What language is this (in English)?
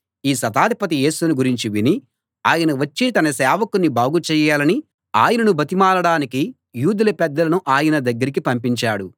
Telugu